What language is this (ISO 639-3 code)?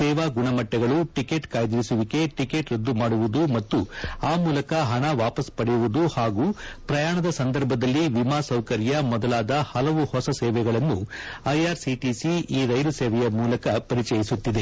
kan